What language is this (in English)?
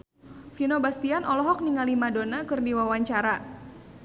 Sundanese